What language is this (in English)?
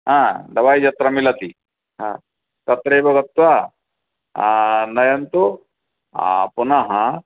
Sanskrit